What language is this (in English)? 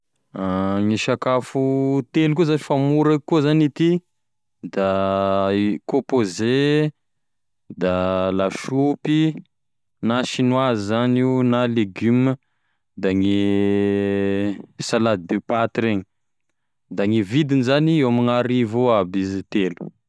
Tesaka Malagasy